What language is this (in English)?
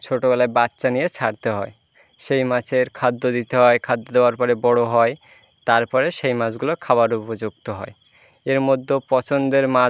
Bangla